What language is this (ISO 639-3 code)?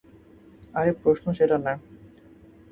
ben